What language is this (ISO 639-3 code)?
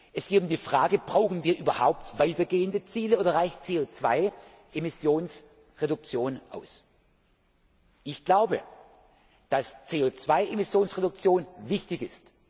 deu